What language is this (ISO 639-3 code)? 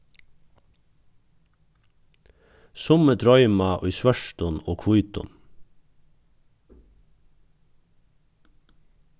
fao